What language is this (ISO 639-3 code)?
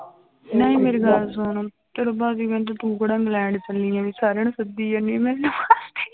pan